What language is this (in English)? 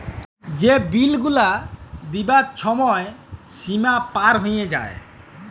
Bangla